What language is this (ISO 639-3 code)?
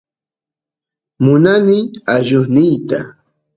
qus